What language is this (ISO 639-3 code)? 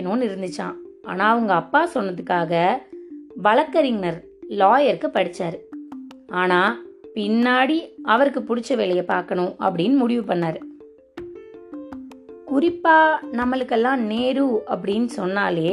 tam